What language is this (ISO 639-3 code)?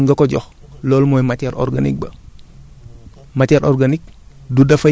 wol